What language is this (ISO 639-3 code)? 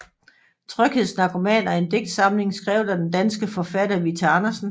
dan